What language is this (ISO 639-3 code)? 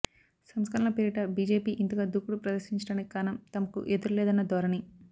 tel